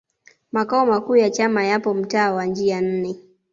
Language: Swahili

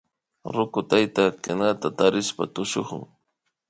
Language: Imbabura Highland Quichua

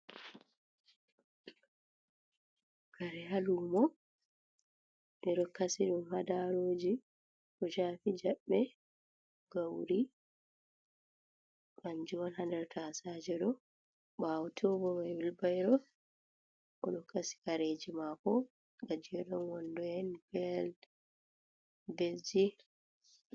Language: Fula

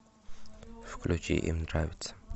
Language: Russian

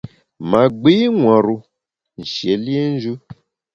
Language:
Bamun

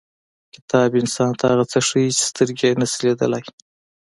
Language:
Pashto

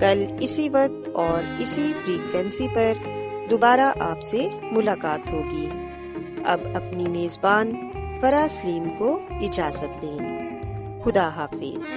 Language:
Urdu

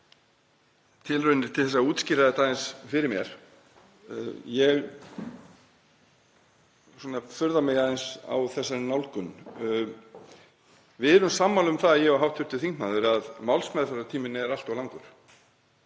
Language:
Icelandic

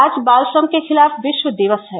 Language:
Hindi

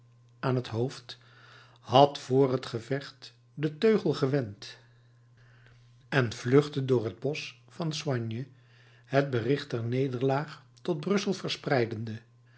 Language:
Dutch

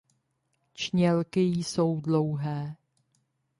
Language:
Czech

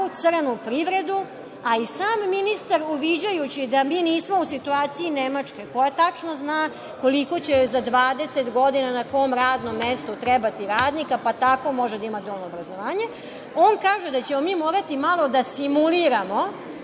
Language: Serbian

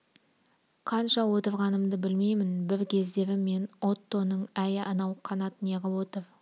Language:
Kazakh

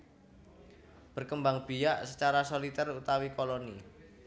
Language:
Javanese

